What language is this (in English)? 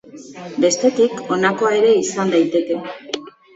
Basque